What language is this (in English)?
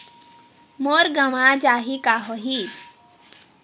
Chhattisgarhi